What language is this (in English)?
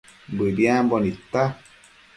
Matsés